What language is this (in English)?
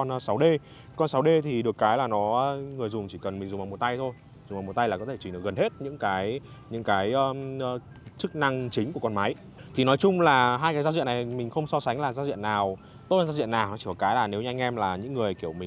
Vietnamese